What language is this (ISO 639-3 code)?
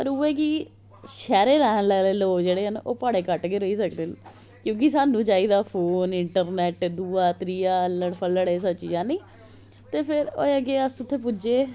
doi